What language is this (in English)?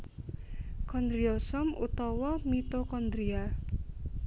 Javanese